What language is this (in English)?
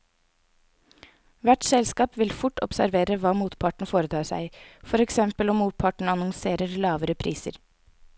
Norwegian